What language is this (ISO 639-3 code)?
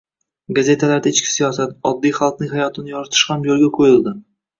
uzb